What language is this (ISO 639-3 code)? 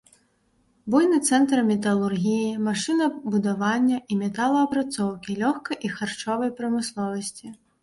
bel